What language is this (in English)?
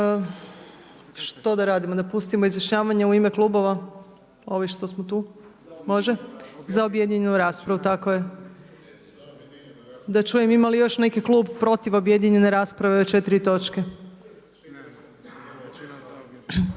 Croatian